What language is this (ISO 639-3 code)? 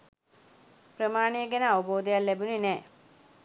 sin